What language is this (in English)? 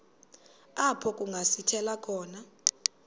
Xhosa